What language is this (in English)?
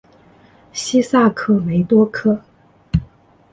Chinese